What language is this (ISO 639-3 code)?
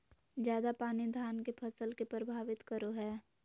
mag